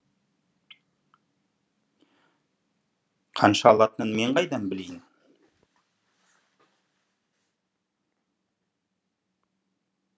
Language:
Kazakh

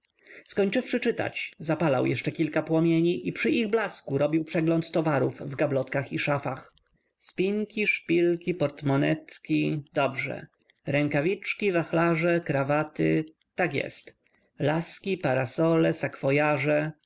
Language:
Polish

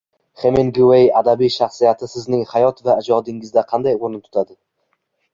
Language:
Uzbek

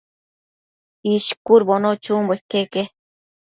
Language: Matsés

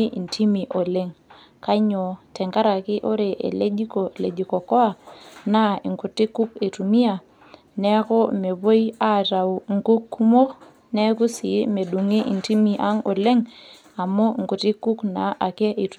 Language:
Masai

